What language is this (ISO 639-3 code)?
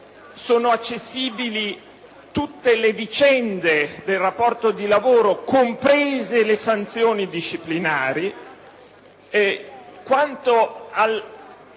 ita